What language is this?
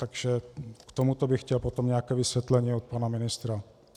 Czech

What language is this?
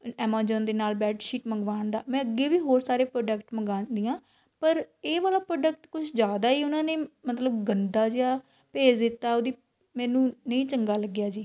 Punjabi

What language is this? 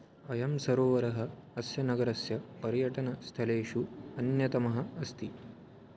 Sanskrit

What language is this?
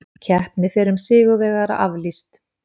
Icelandic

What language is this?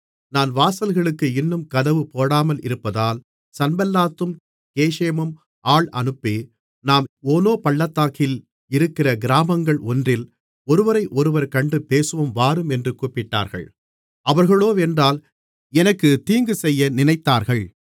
Tamil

